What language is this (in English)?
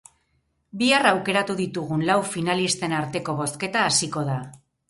Basque